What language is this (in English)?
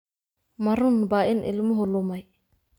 Somali